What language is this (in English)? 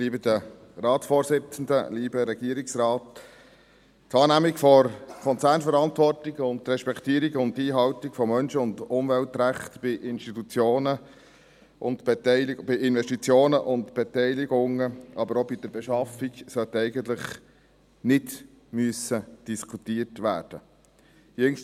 Swiss German